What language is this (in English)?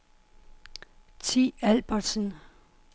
Danish